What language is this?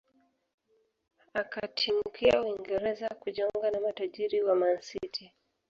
Swahili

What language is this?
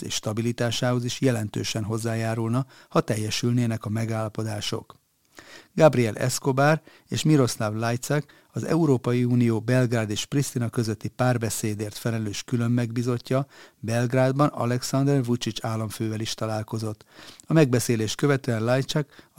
Hungarian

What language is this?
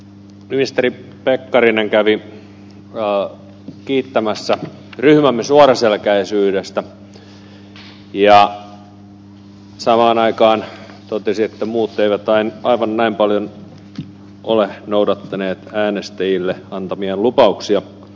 Finnish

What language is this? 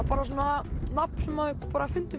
Icelandic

